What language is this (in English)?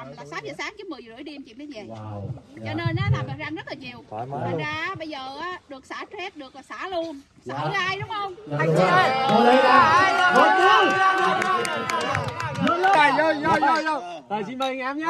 Vietnamese